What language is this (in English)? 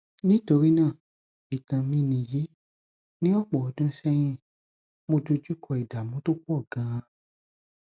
Yoruba